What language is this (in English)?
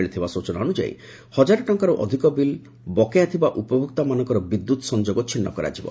Odia